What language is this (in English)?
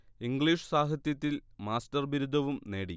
Malayalam